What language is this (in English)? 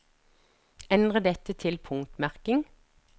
Norwegian